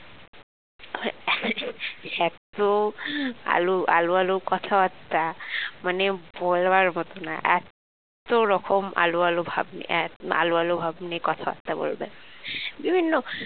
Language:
Bangla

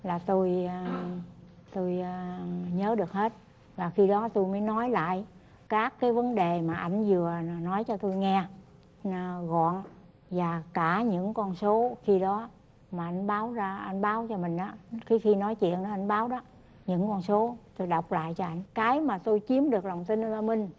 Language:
Vietnamese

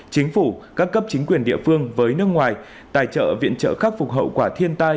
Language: Vietnamese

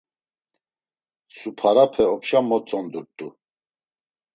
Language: Laz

